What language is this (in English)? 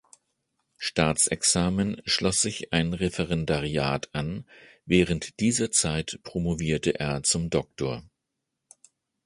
German